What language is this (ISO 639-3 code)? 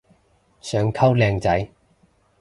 yue